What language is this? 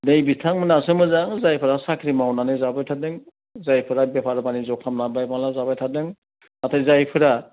Bodo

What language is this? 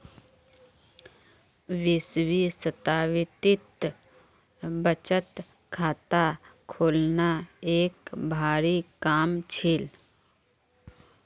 Magahi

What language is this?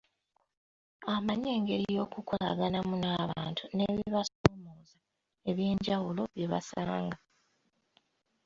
Ganda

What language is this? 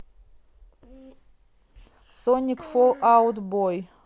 Russian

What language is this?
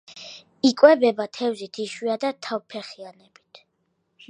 Georgian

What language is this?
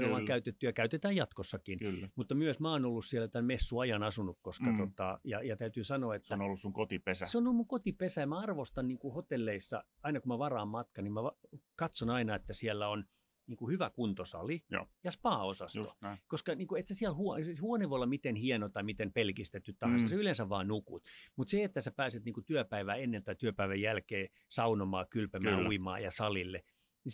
Finnish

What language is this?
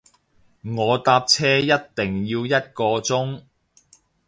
Cantonese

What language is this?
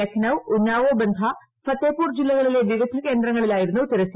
Malayalam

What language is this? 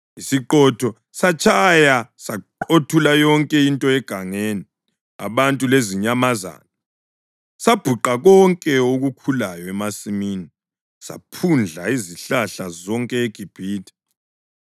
North Ndebele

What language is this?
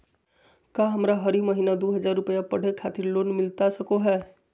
Magahi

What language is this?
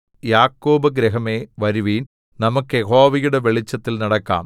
Malayalam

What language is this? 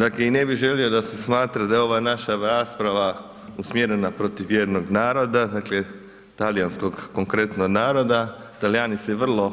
Croatian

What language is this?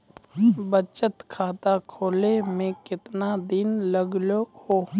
Maithili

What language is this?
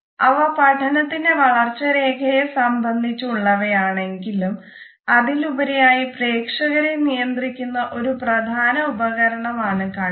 Malayalam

